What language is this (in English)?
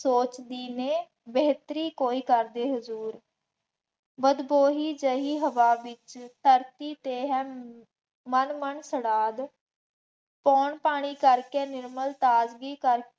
Punjabi